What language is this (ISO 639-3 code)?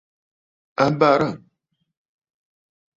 bfd